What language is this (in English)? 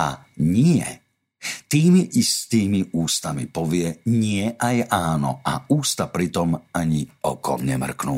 Slovak